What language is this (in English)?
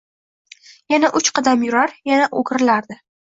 Uzbek